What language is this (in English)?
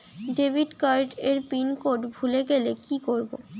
Bangla